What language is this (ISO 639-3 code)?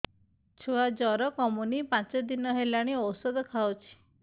ori